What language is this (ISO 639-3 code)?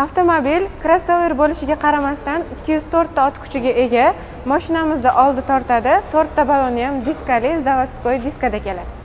tur